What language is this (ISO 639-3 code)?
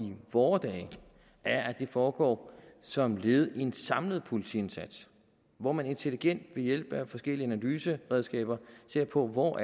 dan